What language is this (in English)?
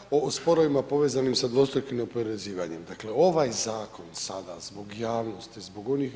Croatian